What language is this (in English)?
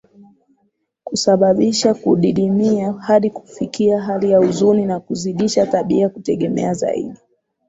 Swahili